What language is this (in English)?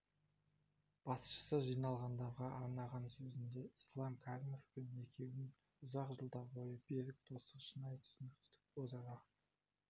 Kazakh